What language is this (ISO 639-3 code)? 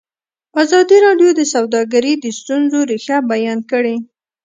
pus